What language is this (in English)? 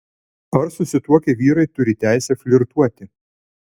Lithuanian